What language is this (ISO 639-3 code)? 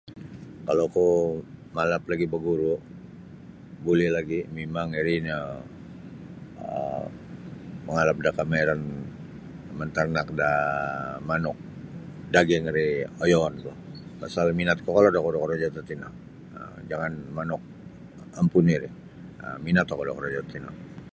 bsy